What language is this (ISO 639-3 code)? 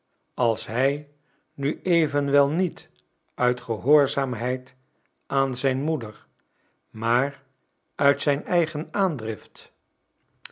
nld